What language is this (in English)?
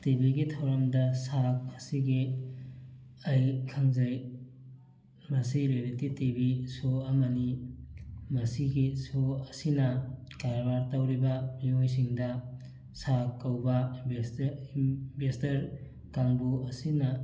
Manipuri